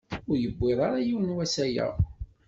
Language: Kabyle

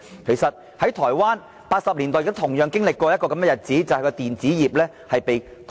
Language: Cantonese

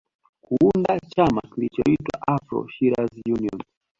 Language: Swahili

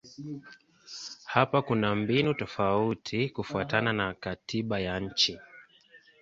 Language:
Swahili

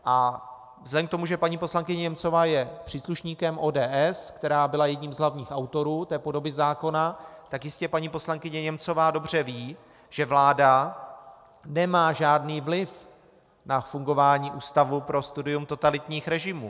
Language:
Czech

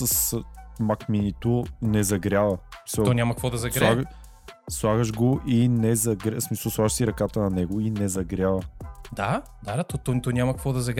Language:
Bulgarian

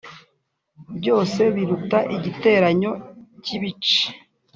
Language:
Kinyarwanda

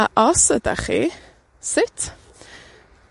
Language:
Welsh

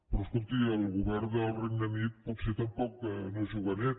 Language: Catalan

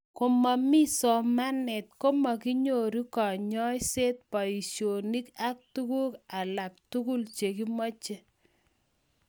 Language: Kalenjin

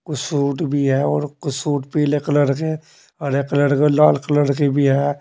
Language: Hindi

